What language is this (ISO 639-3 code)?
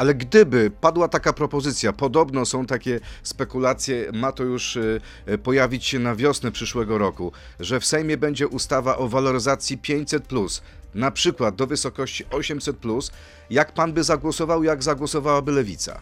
pol